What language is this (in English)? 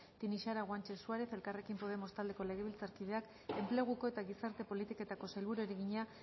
Basque